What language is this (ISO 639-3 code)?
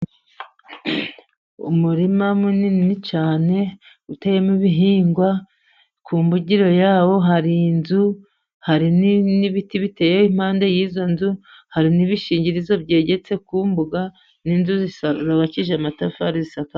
kin